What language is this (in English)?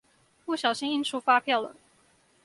Chinese